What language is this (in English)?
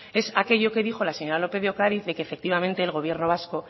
Spanish